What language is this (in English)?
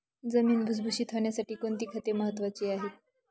Marathi